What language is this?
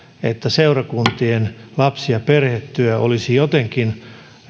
Finnish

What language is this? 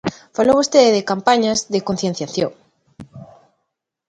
Galician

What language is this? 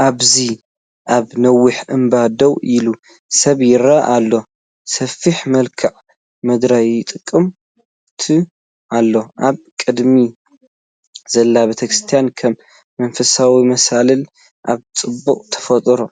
Tigrinya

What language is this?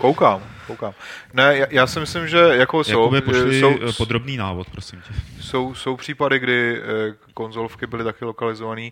Czech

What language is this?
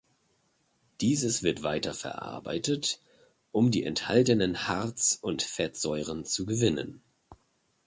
German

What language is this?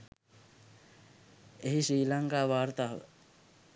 Sinhala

